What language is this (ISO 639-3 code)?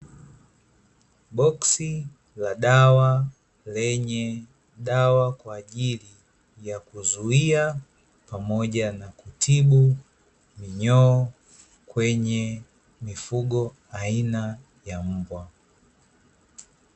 swa